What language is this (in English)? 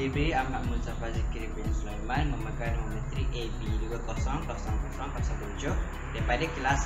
Malay